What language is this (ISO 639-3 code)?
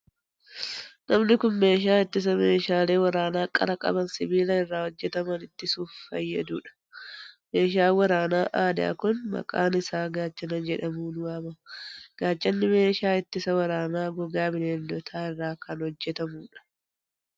orm